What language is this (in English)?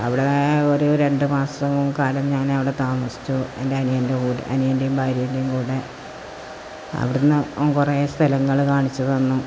Malayalam